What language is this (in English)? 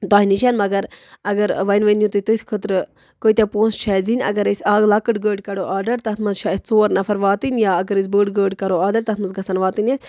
Kashmiri